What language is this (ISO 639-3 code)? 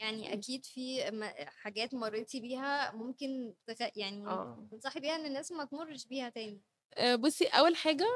ara